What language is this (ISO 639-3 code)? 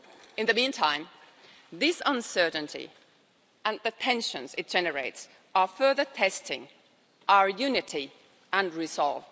eng